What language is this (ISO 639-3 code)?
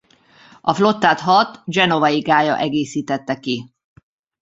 hun